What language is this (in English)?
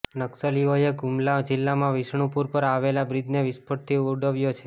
Gujarati